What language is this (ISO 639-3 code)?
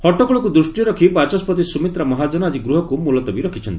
ori